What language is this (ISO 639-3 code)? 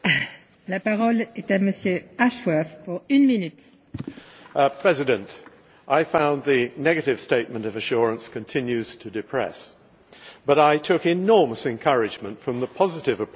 eng